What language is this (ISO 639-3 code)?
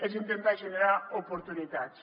cat